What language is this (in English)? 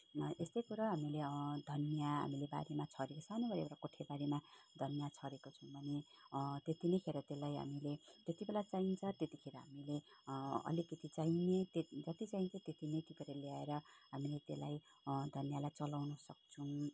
Nepali